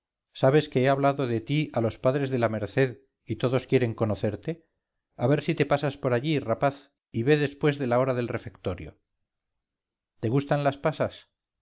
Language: Spanish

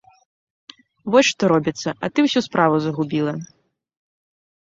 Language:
Belarusian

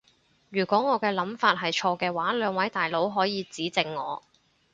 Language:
Cantonese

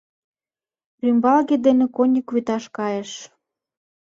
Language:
Mari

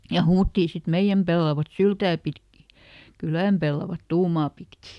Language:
Finnish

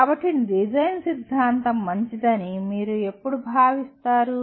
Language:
Telugu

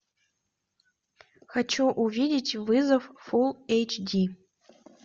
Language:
Russian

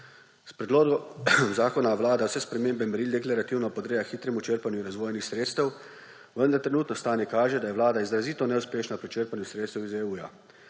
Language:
Slovenian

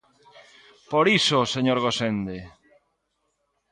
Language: Galician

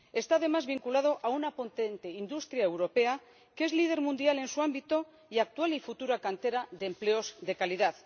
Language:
Spanish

